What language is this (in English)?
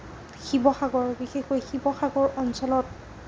Assamese